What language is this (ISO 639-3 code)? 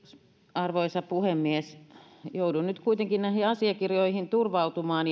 fin